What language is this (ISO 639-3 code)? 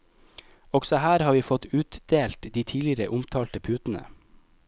nor